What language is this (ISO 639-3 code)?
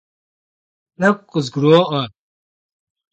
kbd